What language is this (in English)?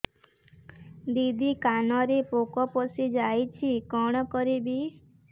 Odia